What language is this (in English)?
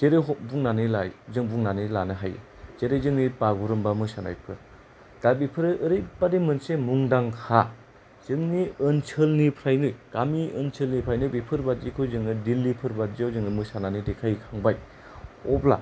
Bodo